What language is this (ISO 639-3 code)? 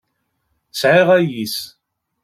kab